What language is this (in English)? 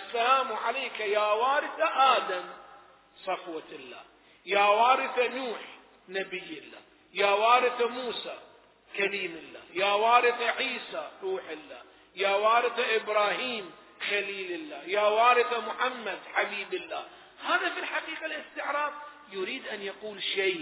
Arabic